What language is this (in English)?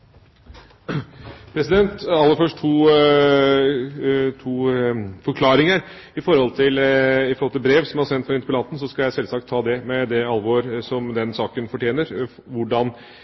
Norwegian